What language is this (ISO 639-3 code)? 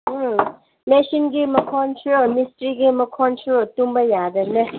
mni